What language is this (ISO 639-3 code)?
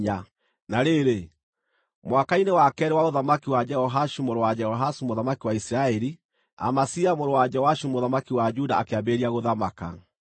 kik